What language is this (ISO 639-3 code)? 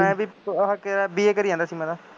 pan